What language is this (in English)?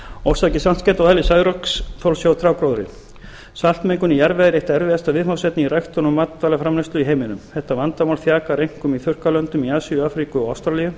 Icelandic